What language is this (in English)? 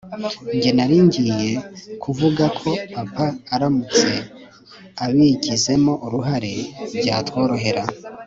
Kinyarwanda